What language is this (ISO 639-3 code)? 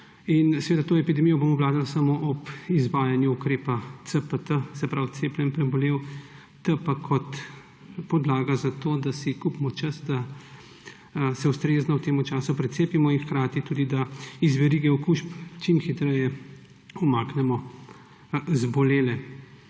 slv